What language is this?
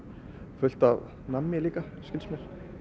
Icelandic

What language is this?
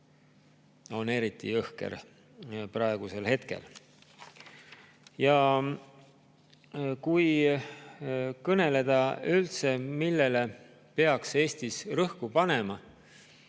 Estonian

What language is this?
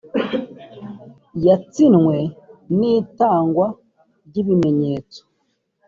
Kinyarwanda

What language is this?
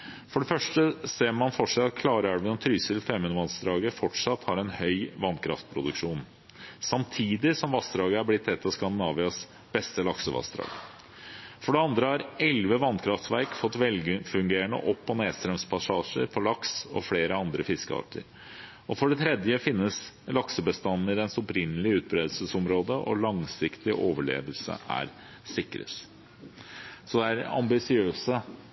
Norwegian Bokmål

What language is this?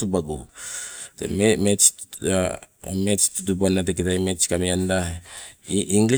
Sibe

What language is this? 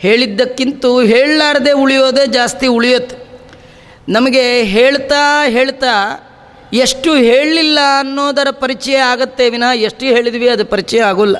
Kannada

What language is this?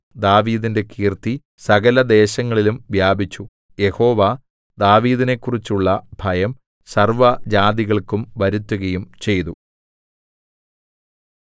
Malayalam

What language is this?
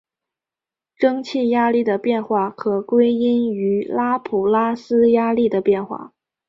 Chinese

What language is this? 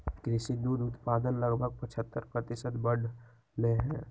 Magahi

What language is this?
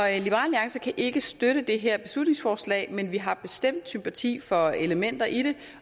Danish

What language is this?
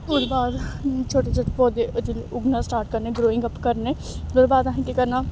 Dogri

